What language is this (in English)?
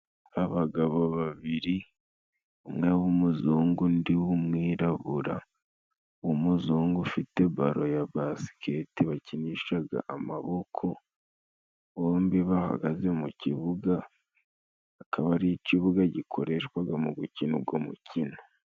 Kinyarwanda